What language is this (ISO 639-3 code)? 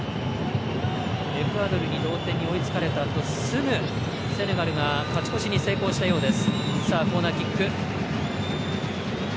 jpn